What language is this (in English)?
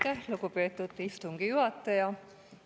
Estonian